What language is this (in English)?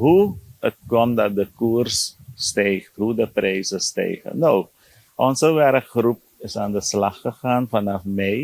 Dutch